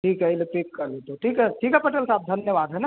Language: Hindi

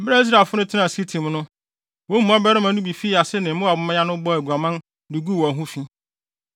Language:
Akan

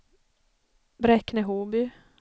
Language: Swedish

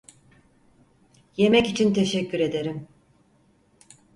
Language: Turkish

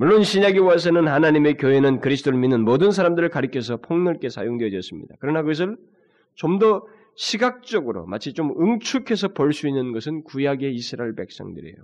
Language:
Korean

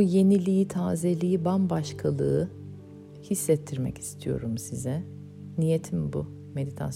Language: Turkish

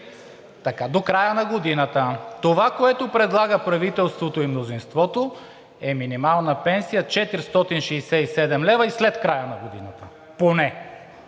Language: Bulgarian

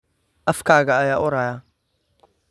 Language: Somali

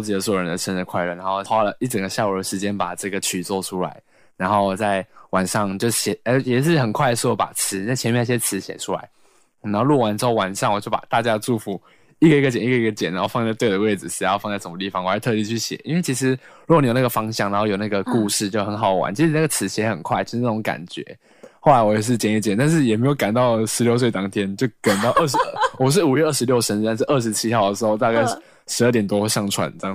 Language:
Chinese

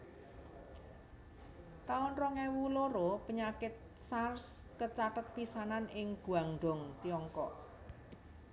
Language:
Javanese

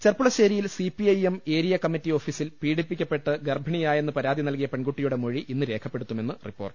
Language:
Malayalam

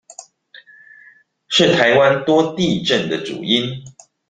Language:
Chinese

